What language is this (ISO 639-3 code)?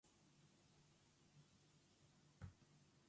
eus